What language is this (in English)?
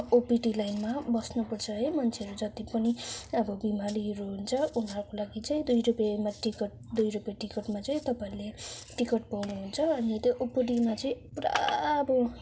Nepali